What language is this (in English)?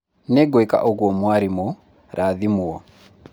Kikuyu